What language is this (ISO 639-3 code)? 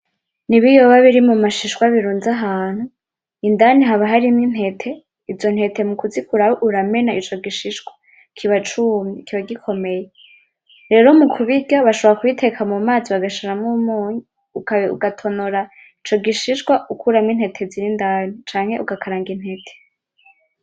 run